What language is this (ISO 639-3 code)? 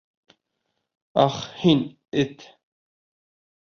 bak